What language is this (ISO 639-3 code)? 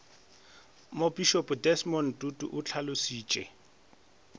nso